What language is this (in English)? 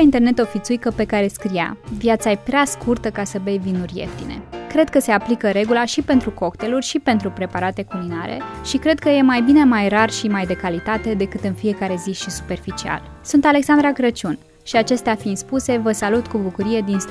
Romanian